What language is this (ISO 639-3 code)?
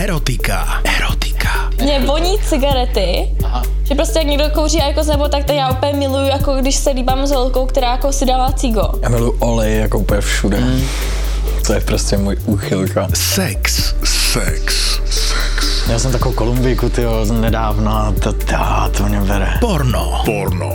slk